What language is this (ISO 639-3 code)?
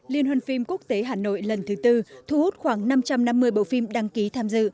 vie